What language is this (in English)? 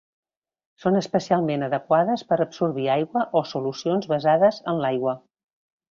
Catalan